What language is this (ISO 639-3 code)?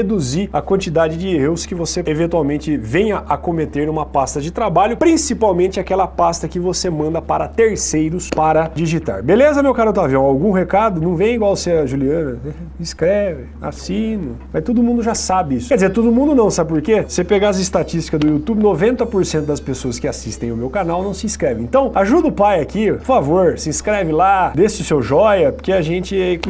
por